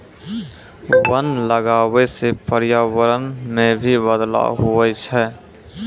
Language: Maithili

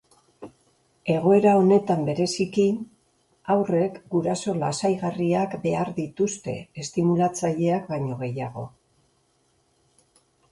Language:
Basque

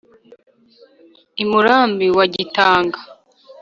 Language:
Kinyarwanda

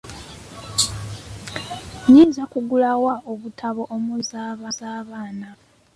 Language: Ganda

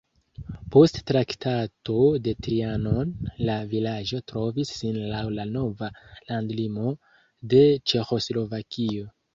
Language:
Esperanto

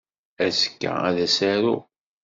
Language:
Kabyle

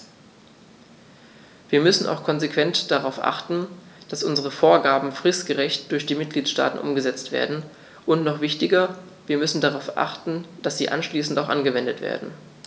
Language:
German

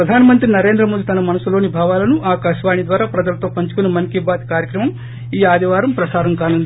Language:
Telugu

